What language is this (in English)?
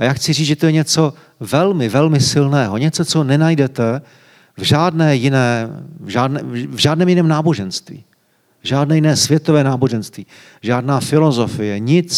Czech